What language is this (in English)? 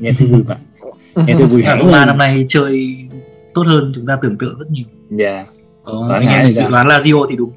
Vietnamese